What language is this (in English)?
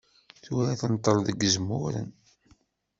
Kabyle